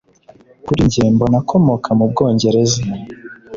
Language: Kinyarwanda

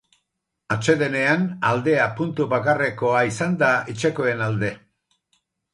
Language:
Basque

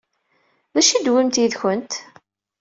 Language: Kabyle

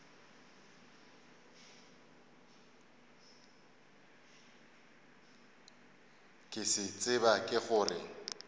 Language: Northern Sotho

